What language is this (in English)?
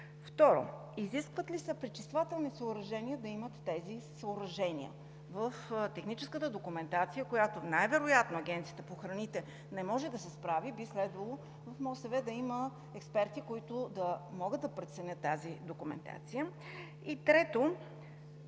Bulgarian